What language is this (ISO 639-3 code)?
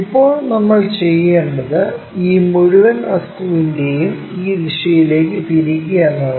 mal